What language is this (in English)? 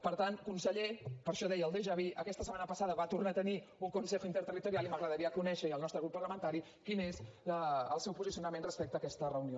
Catalan